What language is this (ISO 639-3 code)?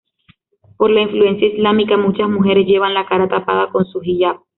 spa